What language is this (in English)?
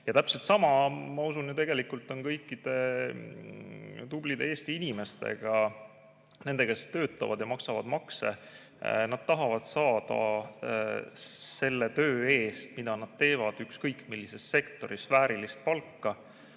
Estonian